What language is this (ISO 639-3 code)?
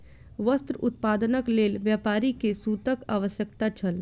mai